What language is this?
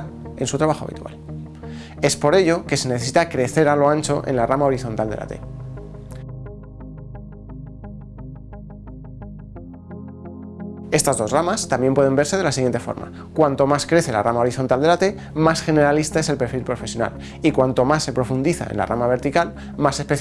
Spanish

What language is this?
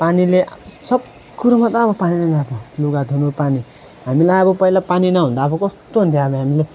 Nepali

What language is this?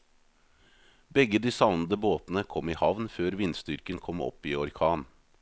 Norwegian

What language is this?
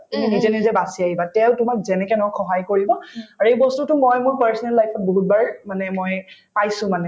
Assamese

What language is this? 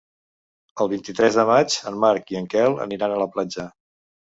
Catalan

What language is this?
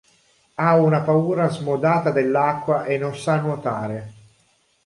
Italian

